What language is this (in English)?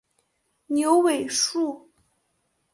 Chinese